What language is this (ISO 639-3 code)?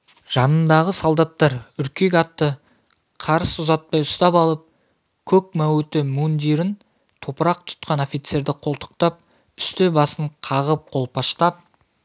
kaz